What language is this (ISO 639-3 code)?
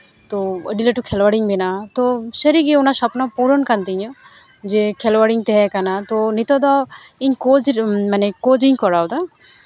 sat